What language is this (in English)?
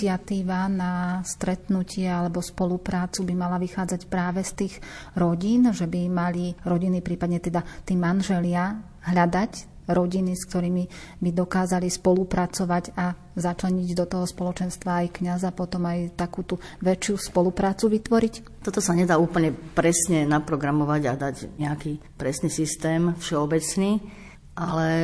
Slovak